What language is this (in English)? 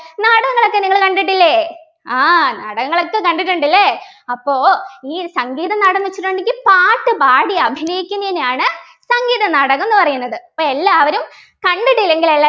Malayalam